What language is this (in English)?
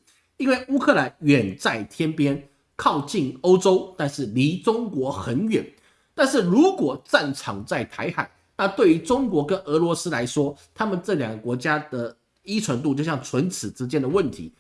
Chinese